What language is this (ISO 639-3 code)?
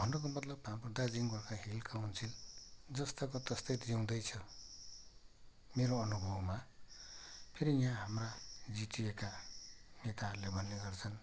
nep